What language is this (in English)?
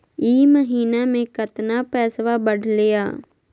Magahi